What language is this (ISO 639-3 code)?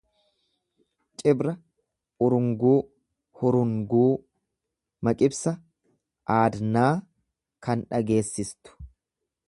orm